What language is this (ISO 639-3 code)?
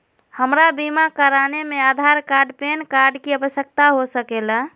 mag